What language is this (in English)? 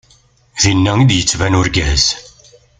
Kabyle